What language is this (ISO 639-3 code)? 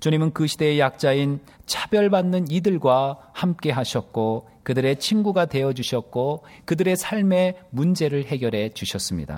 kor